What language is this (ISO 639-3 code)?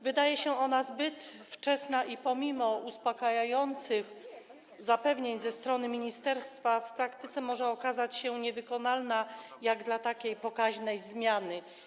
pol